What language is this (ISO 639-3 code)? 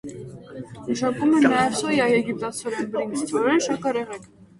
hye